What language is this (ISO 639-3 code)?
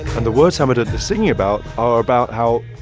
eng